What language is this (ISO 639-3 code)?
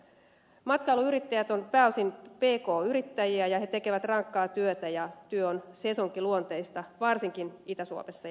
fin